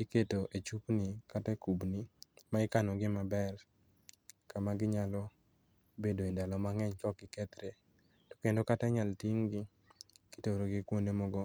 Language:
Luo (Kenya and Tanzania)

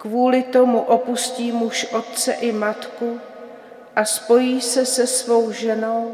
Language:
Czech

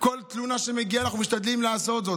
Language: Hebrew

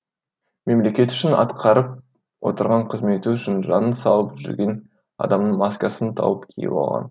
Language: Kazakh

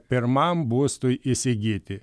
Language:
Lithuanian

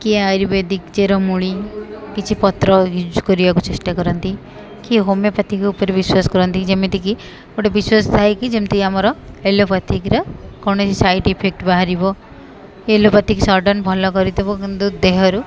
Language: Odia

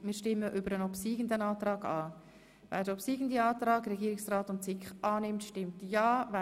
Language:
Swiss German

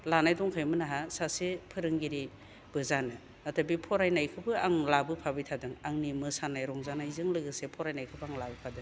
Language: Bodo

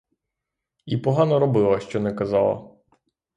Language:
Ukrainian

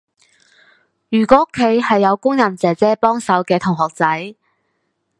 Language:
Cantonese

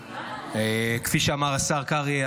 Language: Hebrew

